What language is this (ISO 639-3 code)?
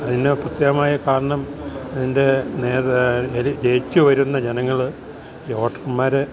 mal